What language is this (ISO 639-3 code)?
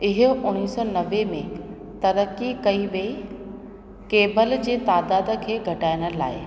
snd